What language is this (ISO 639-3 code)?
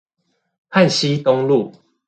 zho